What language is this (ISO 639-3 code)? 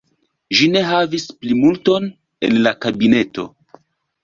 epo